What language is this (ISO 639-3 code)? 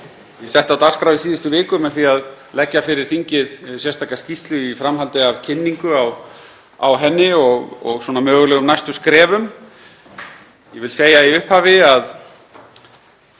isl